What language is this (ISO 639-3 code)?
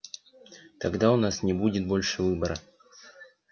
rus